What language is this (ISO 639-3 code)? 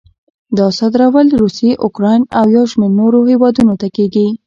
pus